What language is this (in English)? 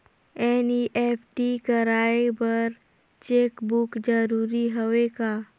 Chhattisgarhi